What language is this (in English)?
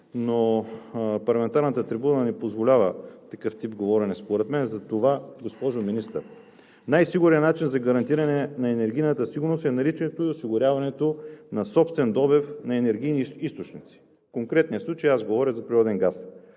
Bulgarian